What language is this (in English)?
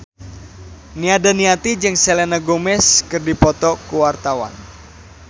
Sundanese